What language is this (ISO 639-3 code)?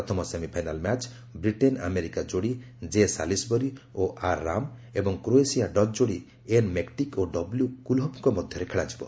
ori